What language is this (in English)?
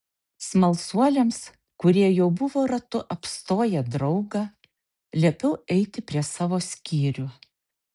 Lithuanian